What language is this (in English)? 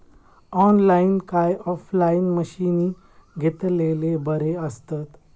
Marathi